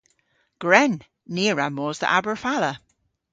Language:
Cornish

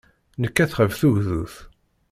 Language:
Kabyle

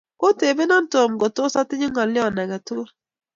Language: Kalenjin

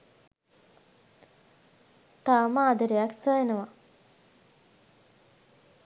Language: Sinhala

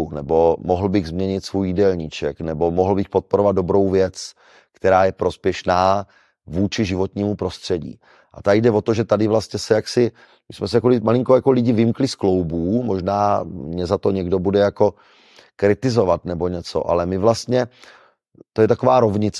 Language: Czech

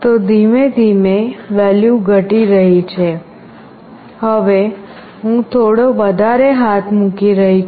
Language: Gujarati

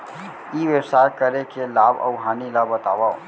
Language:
Chhattisgarhi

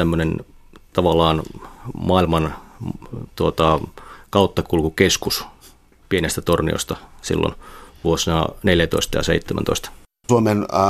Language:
Finnish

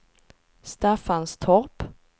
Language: Swedish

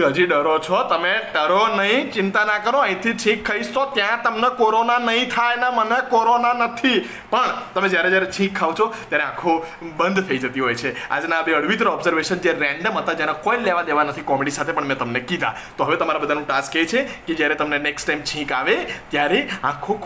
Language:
Gujarati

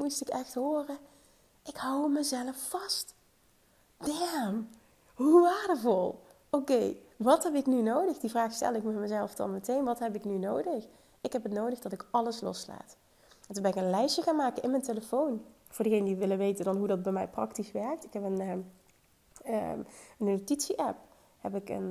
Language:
Dutch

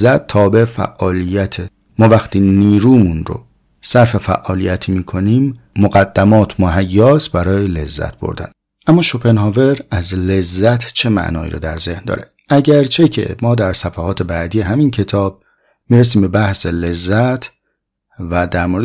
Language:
Persian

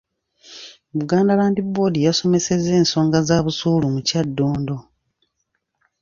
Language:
Ganda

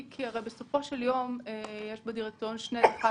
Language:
Hebrew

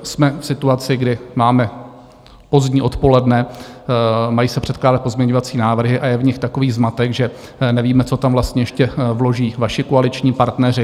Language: Czech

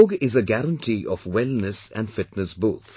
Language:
English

